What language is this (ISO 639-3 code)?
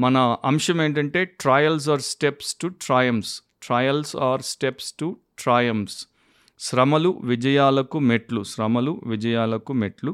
tel